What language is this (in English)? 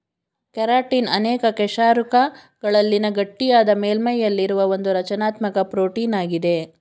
Kannada